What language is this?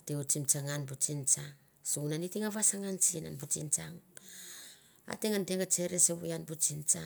Mandara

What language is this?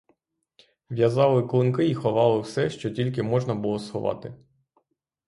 Ukrainian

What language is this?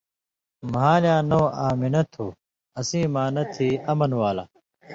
Indus Kohistani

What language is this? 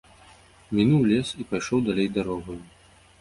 Belarusian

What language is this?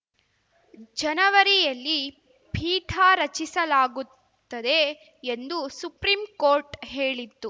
Kannada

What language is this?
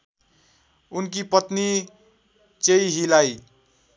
Nepali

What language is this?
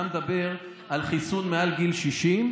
Hebrew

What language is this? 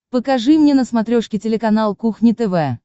Russian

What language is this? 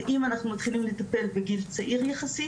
Hebrew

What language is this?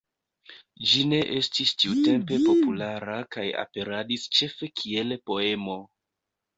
Esperanto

